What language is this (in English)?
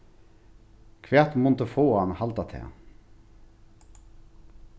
Faroese